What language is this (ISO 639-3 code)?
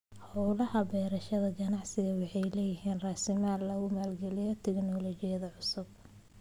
som